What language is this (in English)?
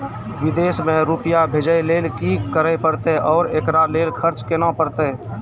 Maithili